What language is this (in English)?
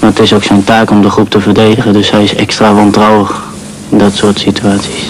Dutch